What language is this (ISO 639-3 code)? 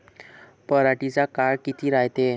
mar